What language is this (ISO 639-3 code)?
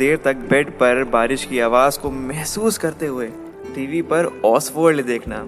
hin